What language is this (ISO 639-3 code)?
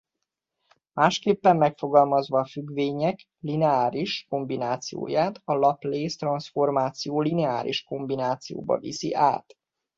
hun